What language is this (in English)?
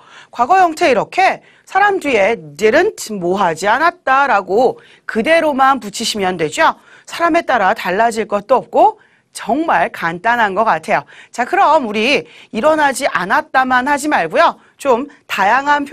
Korean